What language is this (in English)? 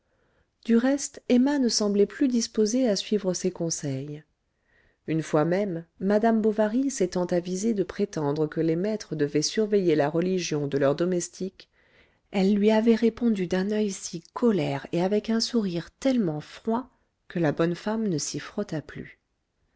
French